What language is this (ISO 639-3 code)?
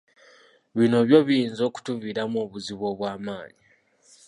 lug